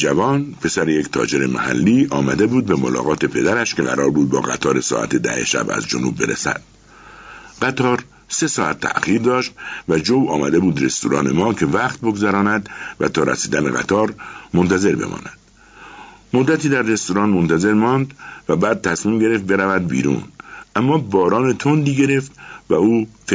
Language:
Persian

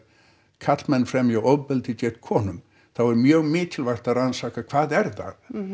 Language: Icelandic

